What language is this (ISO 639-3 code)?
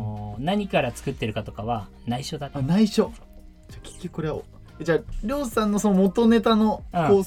jpn